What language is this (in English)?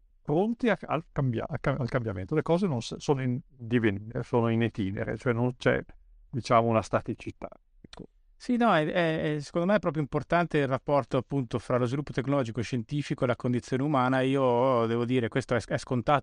Italian